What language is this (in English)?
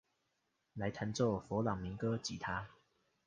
Chinese